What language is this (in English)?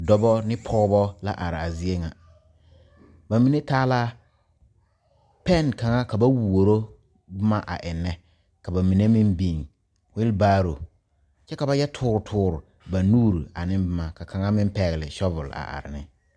Southern Dagaare